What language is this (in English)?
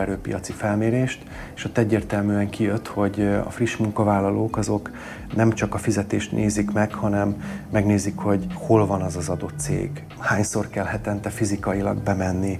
Hungarian